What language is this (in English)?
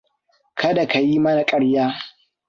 Hausa